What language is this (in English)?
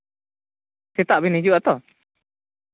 Santali